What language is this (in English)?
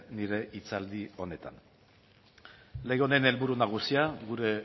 Basque